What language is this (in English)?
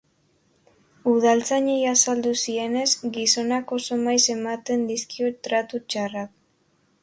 Basque